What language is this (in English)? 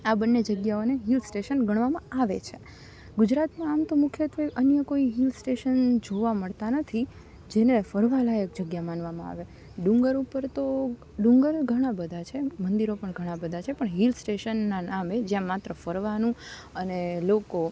Gujarati